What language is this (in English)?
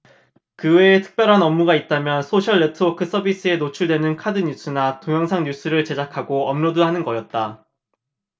Korean